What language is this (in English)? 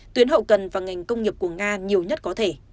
Vietnamese